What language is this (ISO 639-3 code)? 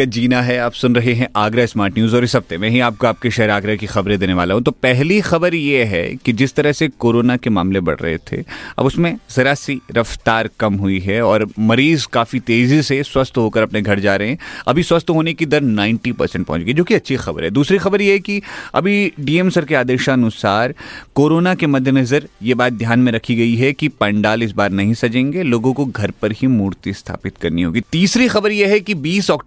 hin